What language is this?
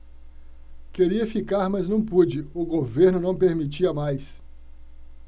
Portuguese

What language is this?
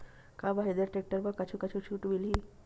Chhattisgarhi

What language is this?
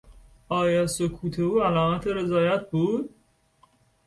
Persian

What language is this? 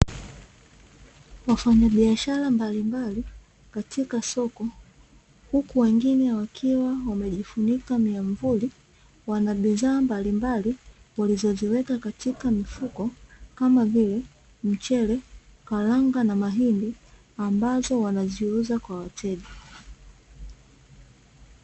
Swahili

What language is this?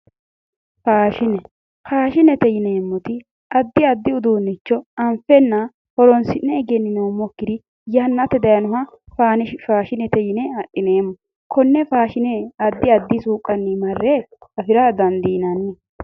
Sidamo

